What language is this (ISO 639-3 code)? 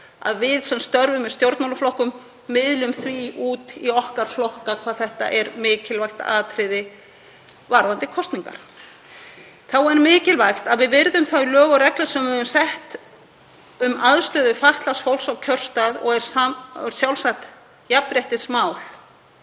isl